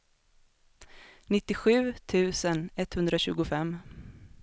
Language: Swedish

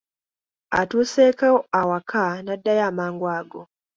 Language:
Ganda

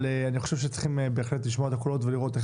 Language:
Hebrew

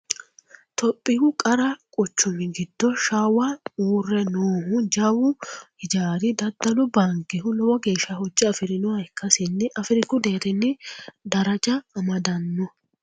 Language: Sidamo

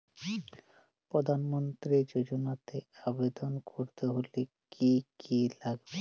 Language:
Bangla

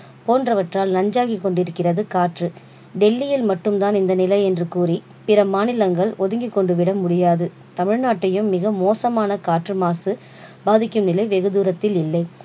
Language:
Tamil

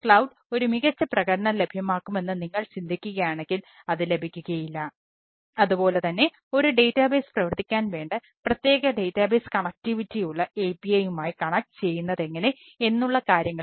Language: Malayalam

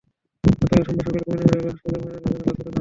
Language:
Bangla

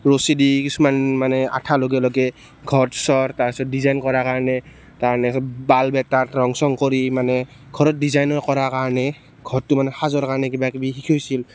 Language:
Assamese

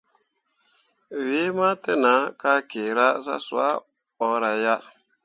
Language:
Mundang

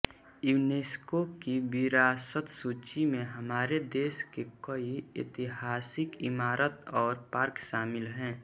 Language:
Hindi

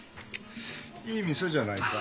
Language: Japanese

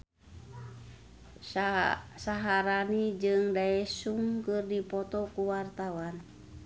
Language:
Sundanese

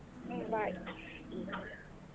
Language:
Kannada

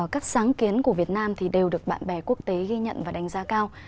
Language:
Vietnamese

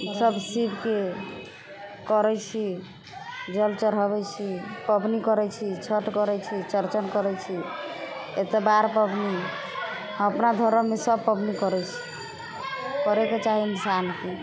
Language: Maithili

